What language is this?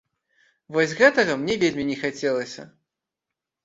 Belarusian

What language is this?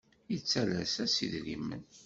Kabyle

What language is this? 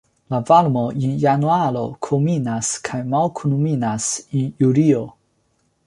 Esperanto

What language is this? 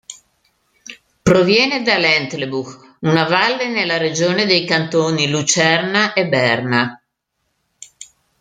Italian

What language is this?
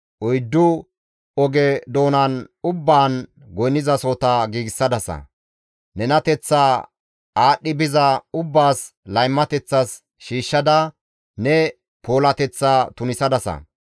Gamo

